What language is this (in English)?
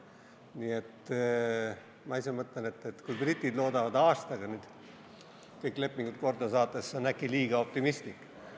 Estonian